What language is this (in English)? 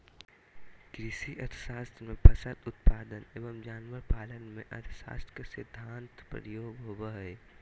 Magahi